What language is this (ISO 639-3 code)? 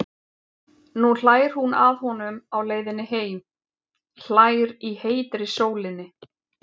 isl